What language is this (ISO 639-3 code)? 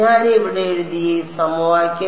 mal